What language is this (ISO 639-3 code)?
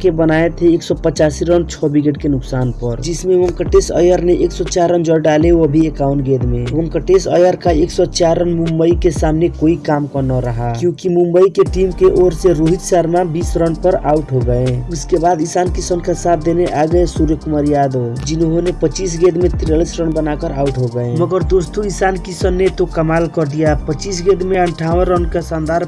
hin